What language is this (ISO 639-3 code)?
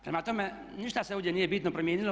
hrv